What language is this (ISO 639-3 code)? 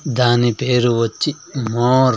tel